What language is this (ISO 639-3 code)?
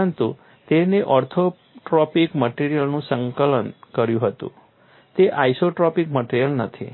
guj